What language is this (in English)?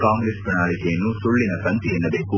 Kannada